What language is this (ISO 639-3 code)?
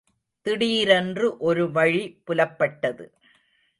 tam